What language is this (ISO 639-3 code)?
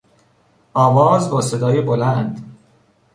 fas